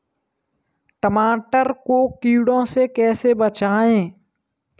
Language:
Hindi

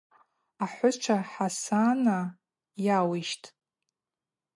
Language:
Abaza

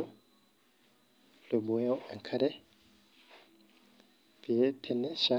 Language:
Masai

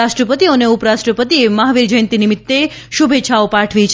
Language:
Gujarati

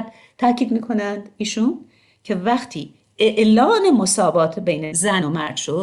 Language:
Persian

